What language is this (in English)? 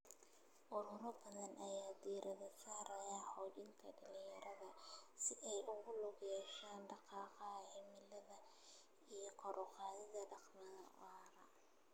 Somali